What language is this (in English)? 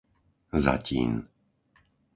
Slovak